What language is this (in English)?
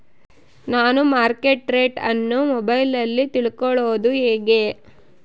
Kannada